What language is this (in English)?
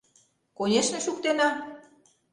Mari